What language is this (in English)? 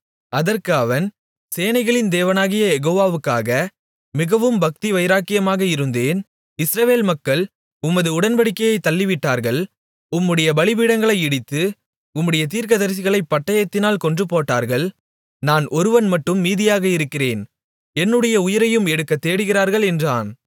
Tamil